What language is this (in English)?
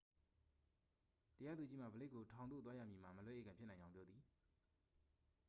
Burmese